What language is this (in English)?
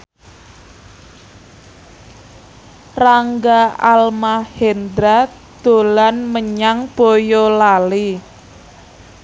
Javanese